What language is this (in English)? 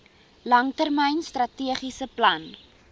Afrikaans